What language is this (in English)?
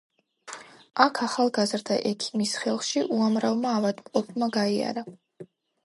Georgian